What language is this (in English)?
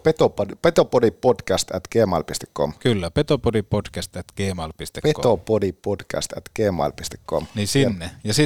Finnish